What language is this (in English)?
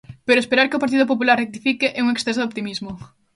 Galician